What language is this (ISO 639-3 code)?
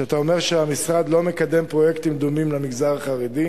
heb